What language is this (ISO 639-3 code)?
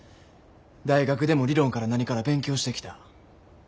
jpn